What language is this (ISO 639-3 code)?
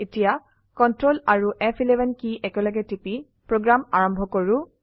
asm